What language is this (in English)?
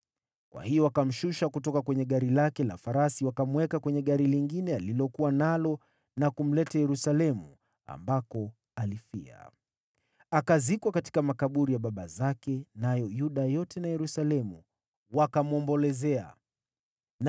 Swahili